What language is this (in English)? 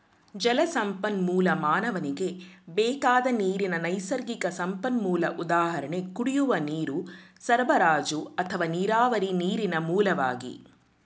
Kannada